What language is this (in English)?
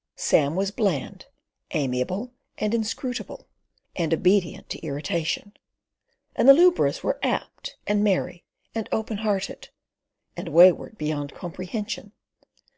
English